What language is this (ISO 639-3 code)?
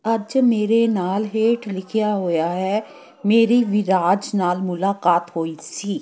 pan